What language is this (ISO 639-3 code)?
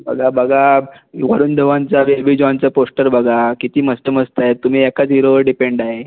mar